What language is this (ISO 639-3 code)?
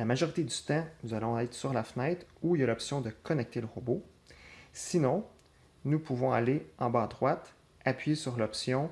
fra